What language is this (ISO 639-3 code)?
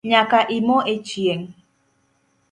luo